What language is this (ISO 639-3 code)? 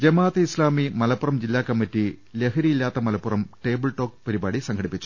mal